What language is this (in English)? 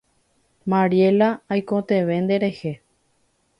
Guarani